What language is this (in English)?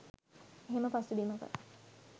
Sinhala